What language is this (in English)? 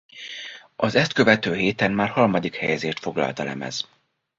Hungarian